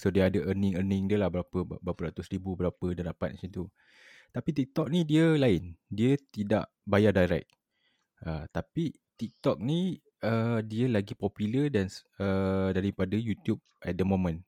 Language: Malay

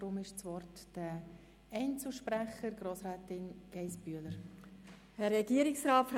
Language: Swiss German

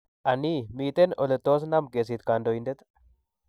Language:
Kalenjin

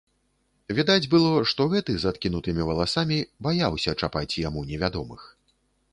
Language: Belarusian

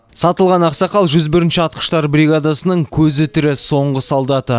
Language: Kazakh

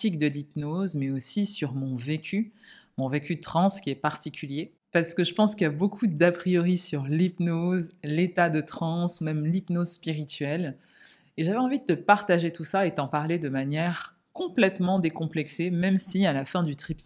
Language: French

